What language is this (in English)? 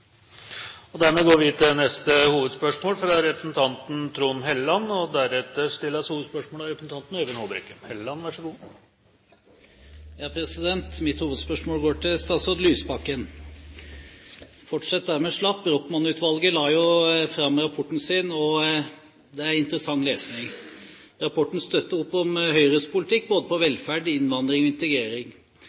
Norwegian